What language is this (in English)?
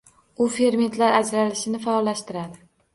Uzbek